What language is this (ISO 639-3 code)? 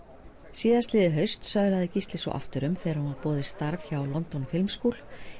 isl